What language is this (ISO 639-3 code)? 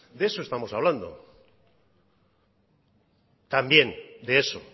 spa